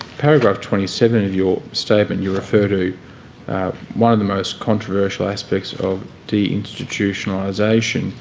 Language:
English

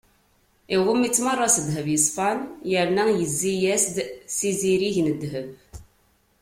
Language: Kabyle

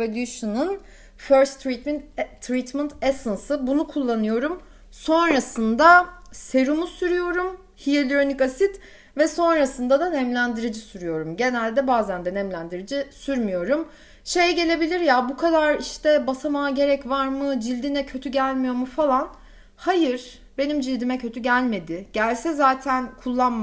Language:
Turkish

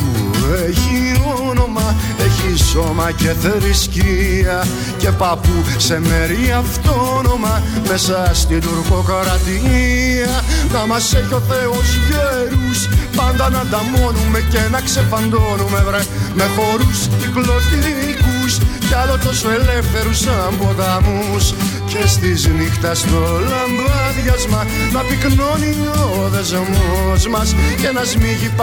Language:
Greek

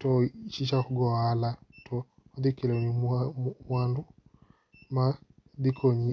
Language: Luo (Kenya and Tanzania)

